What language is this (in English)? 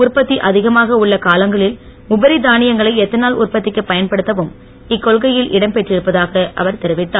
Tamil